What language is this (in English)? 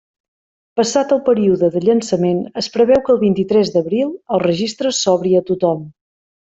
Catalan